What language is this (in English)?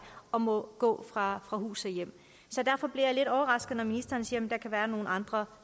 Danish